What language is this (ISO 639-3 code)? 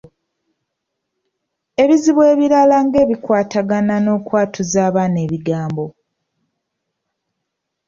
lug